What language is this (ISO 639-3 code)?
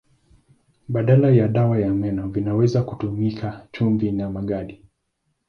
swa